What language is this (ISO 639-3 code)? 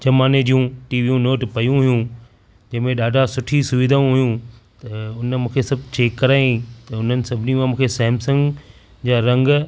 snd